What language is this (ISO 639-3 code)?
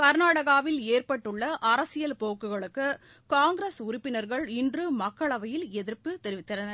tam